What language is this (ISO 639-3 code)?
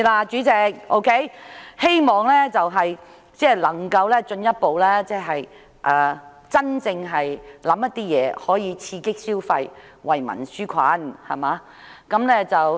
yue